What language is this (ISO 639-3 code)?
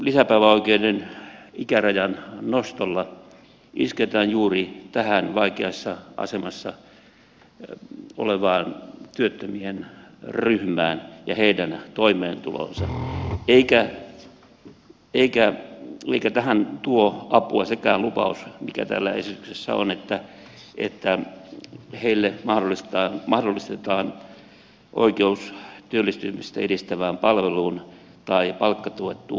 fin